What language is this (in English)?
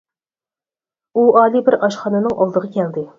Uyghur